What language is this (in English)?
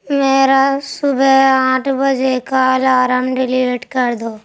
Urdu